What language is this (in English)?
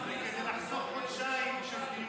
Hebrew